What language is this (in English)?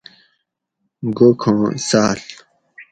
Gawri